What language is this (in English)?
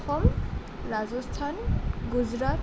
Assamese